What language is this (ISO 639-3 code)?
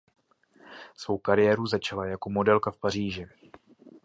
ces